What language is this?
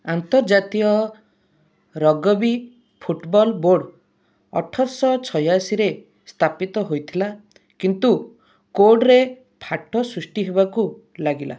Odia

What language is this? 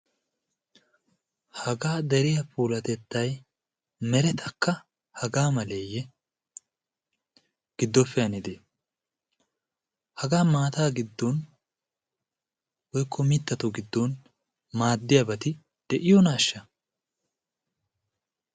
Wolaytta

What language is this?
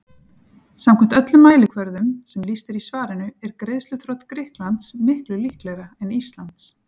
Icelandic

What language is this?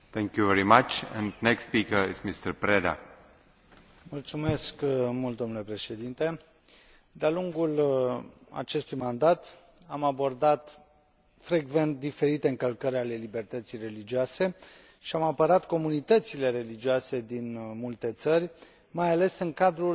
Romanian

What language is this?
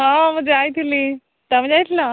Odia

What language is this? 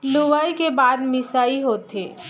Chhattisgarhi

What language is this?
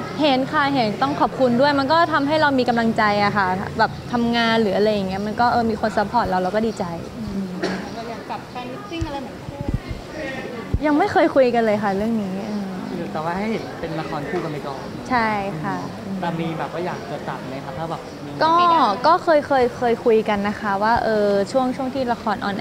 Thai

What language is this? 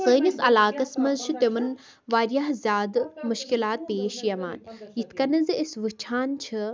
Kashmiri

